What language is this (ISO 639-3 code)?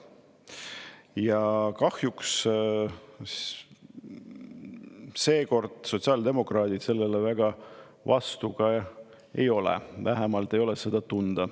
est